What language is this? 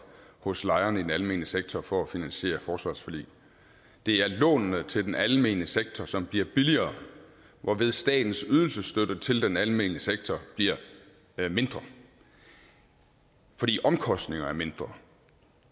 Danish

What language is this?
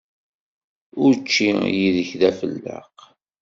Kabyle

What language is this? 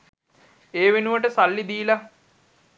Sinhala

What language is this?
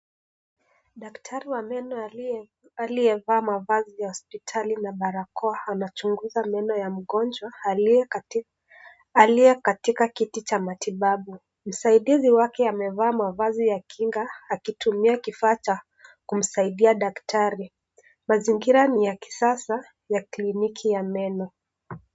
Swahili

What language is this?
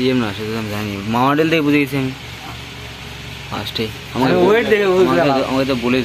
Romanian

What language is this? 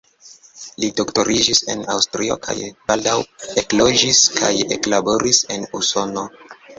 Esperanto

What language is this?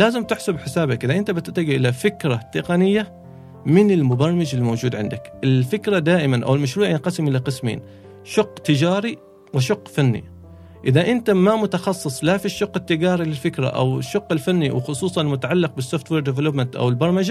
Arabic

